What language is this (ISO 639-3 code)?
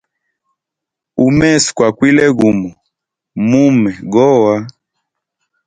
hem